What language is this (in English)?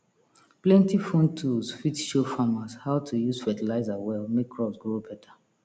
Nigerian Pidgin